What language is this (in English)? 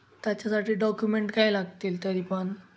Marathi